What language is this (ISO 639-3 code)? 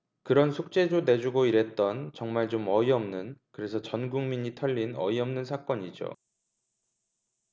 kor